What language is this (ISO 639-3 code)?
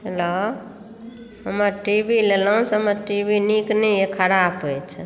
mai